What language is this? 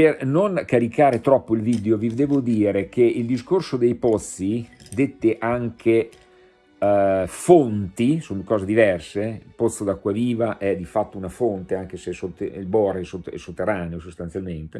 Italian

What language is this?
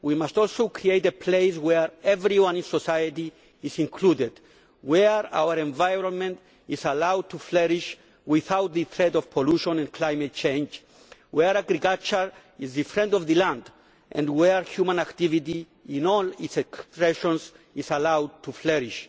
English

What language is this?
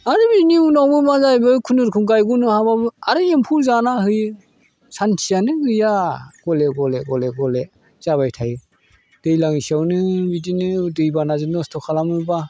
Bodo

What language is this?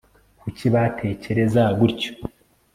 Kinyarwanda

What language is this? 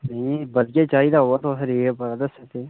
Dogri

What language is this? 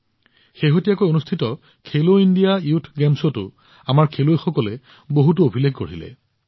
Assamese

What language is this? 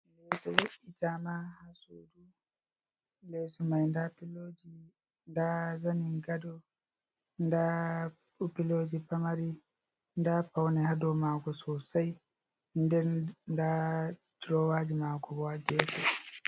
Fula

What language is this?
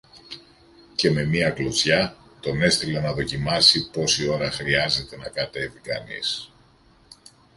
Greek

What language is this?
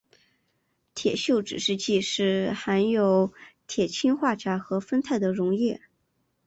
Chinese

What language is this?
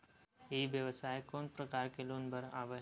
Chhattisgarhi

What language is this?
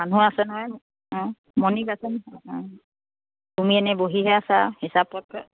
Assamese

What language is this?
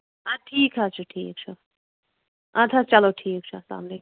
Kashmiri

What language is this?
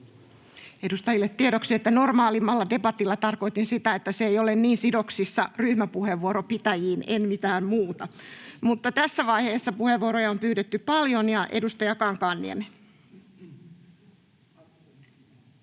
Finnish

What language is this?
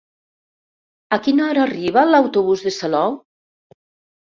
Catalan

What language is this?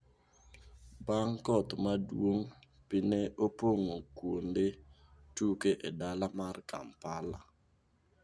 Luo (Kenya and Tanzania)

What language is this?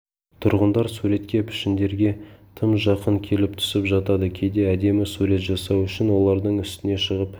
Kazakh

